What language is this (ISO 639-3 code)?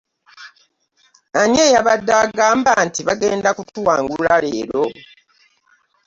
lug